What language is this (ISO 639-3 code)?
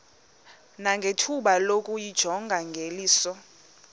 xho